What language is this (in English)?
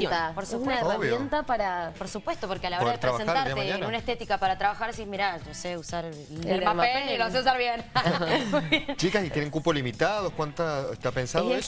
Spanish